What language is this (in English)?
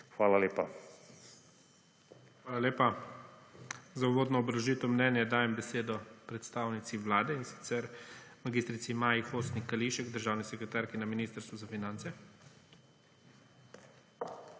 Slovenian